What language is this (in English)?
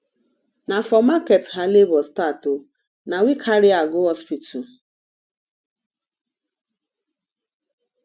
Nigerian Pidgin